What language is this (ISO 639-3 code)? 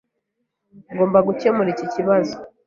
kin